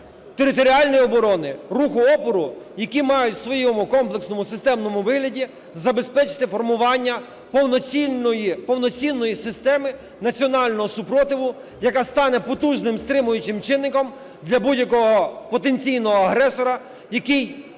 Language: Ukrainian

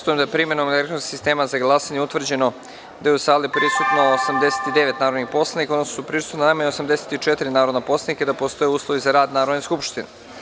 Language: Serbian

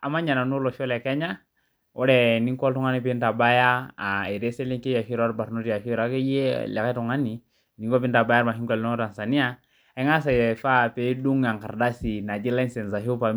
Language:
Masai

